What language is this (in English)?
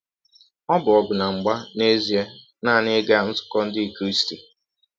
Igbo